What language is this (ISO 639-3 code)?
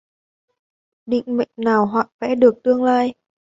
vie